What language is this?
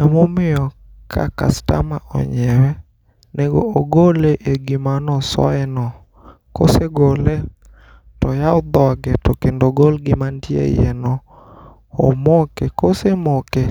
Luo (Kenya and Tanzania)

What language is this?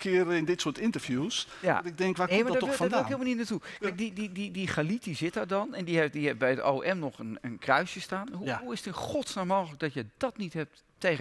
Dutch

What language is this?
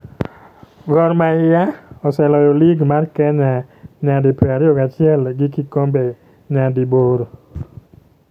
Luo (Kenya and Tanzania)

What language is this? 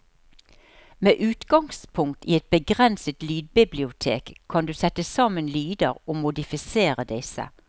Norwegian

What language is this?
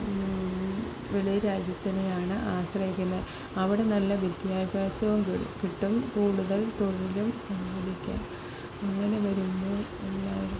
Malayalam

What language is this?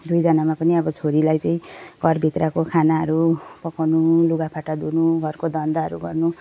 Nepali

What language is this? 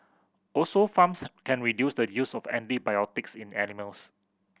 English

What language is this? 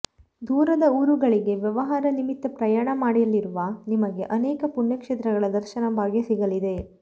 Kannada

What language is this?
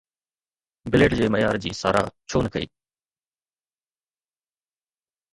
Sindhi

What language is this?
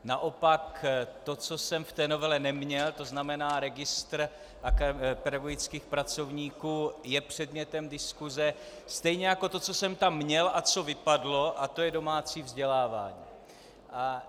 Czech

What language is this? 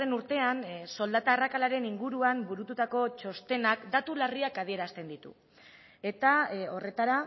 Basque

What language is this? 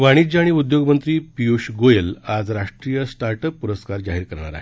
Marathi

